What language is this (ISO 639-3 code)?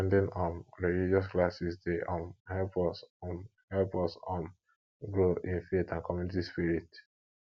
pcm